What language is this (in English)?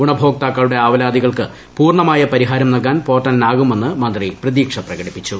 Malayalam